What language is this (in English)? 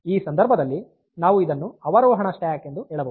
Kannada